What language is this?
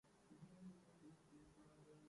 Urdu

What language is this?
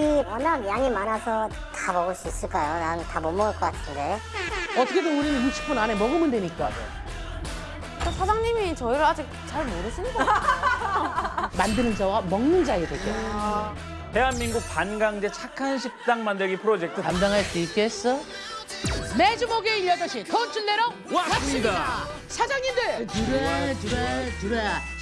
Korean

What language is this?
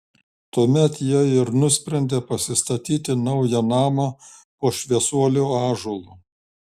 Lithuanian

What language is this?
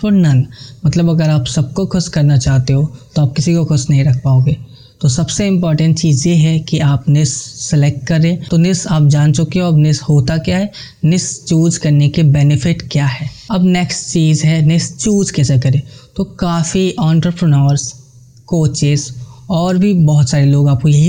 Hindi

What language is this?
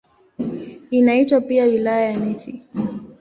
Swahili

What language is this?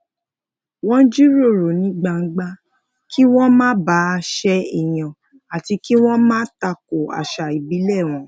Yoruba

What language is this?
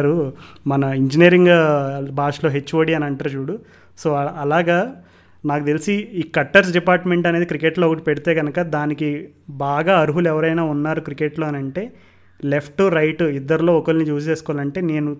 Telugu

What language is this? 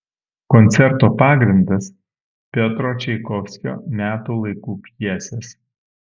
Lithuanian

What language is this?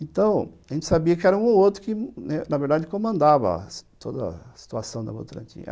Portuguese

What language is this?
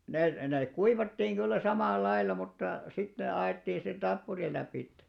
Finnish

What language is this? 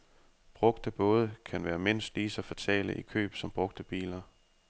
Danish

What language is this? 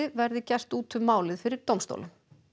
Icelandic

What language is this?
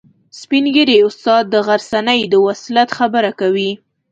Pashto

